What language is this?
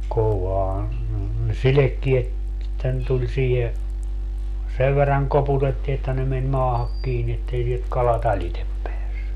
Finnish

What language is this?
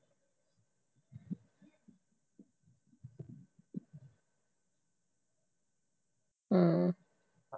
Punjabi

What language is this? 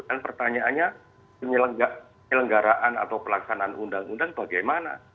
Indonesian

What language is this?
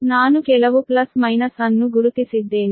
Kannada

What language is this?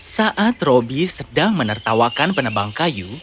Indonesian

